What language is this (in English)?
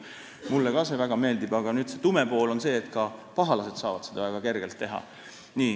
Estonian